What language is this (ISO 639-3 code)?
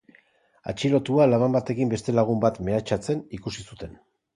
eus